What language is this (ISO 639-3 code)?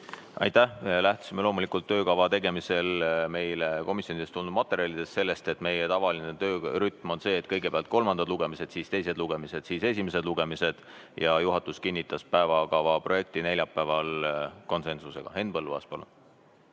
est